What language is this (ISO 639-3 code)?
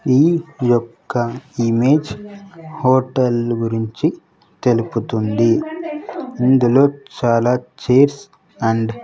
tel